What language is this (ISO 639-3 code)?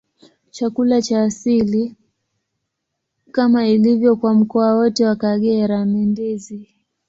swa